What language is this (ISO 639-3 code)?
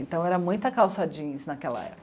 por